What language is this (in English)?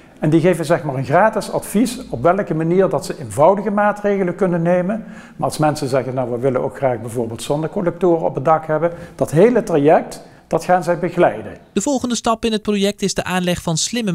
Dutch